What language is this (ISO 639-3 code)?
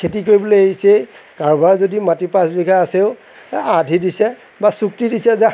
asm